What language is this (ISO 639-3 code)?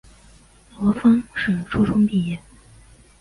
zho